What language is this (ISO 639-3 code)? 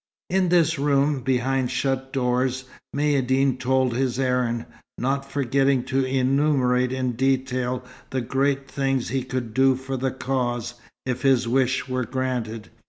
eng